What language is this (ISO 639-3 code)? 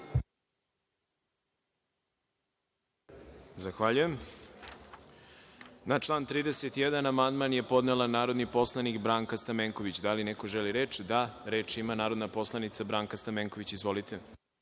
srp